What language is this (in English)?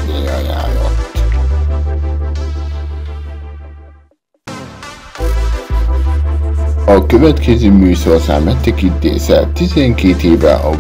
Hungarian